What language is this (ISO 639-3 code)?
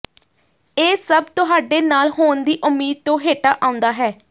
pan